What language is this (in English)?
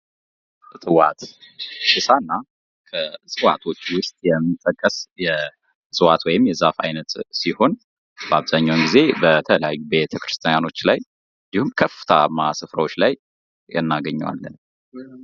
Amharic